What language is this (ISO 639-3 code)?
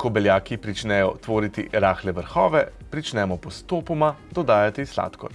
slv